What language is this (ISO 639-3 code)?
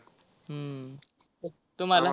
mar